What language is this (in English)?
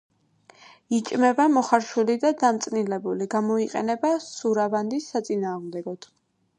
Georgian